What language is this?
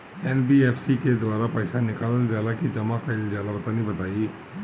Bhojpuri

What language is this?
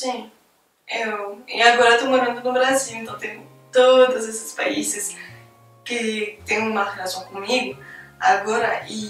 Portuguese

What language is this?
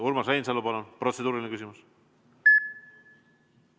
Estonian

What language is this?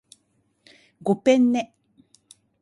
Japanese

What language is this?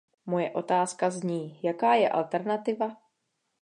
Czech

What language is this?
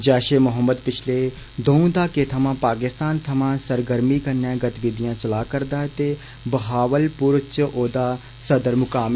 Dogri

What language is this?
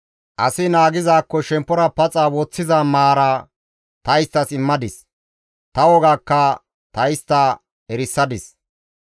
Gamo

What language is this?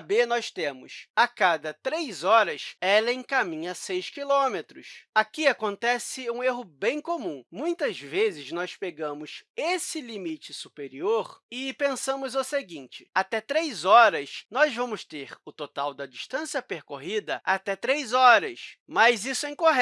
Portuguese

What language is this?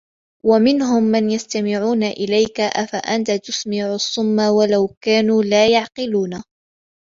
Arabic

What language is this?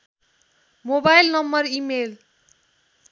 Nepali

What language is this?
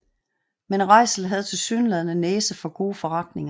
Danish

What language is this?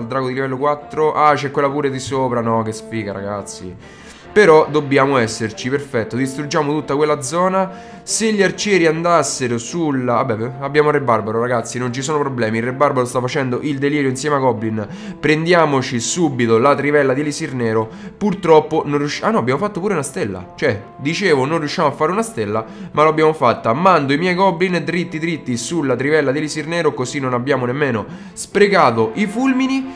Italian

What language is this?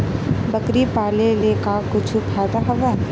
Chhattisgarhi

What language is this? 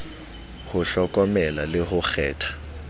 Southern Sotho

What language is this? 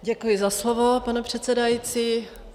Czech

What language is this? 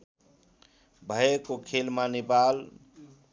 Nepali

